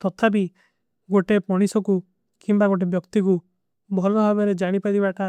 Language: Kui (India)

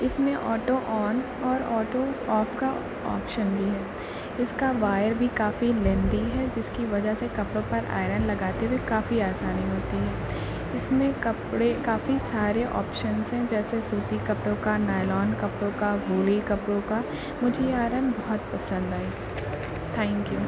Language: Urdu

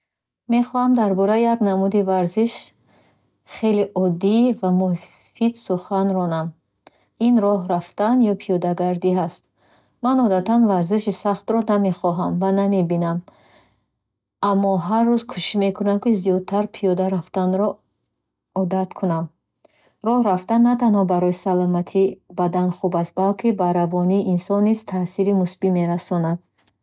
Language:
Bukharic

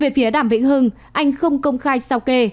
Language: Vietnamese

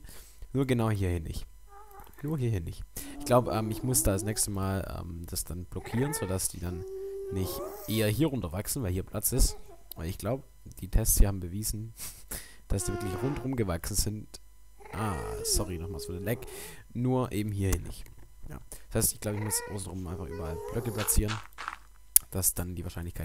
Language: German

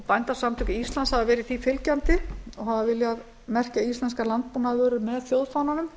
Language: Icelandic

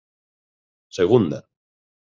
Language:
Galician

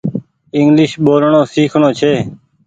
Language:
Goaria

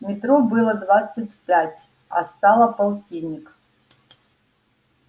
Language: Russian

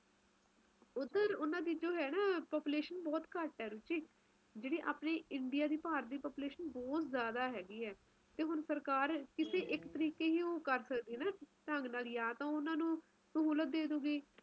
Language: Punjabi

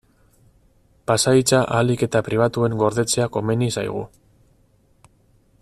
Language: Basque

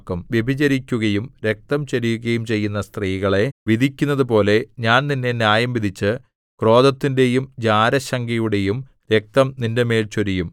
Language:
Malayalam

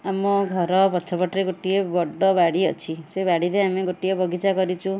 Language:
Odia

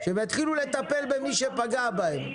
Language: Hebrew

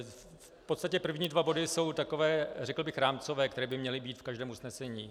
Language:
Czech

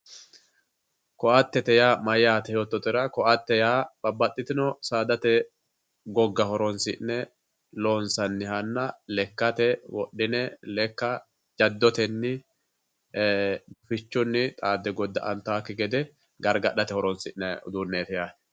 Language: Sidamo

